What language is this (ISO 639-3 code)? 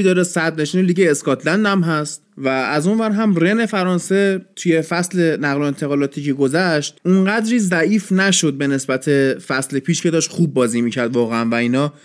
fas